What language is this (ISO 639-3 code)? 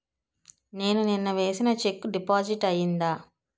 tel